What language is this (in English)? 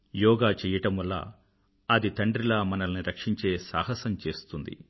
Telugu